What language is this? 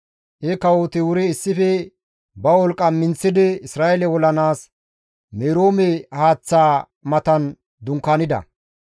Gamo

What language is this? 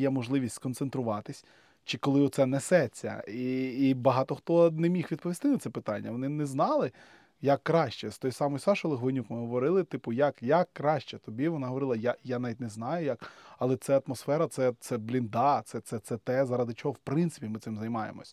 Ukrainian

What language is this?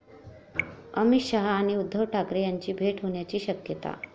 Marathi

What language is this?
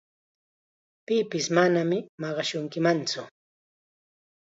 Chiquián Ancash Quechua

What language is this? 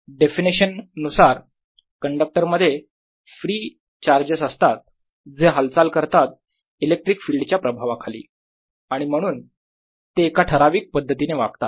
Marathi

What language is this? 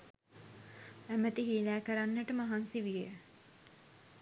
Sinhala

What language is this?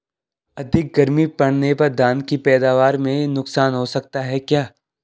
Hindi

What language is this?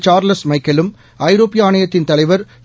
Tamil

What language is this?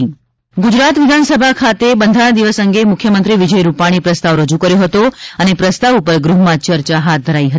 Gujarati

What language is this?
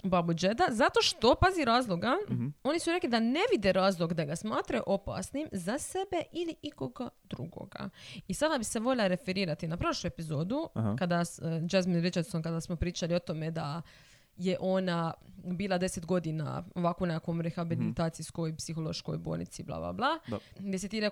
Croatian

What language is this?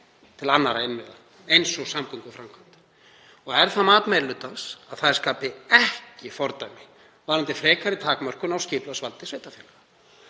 Icelandic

